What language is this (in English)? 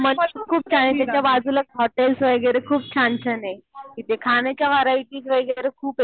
Marathi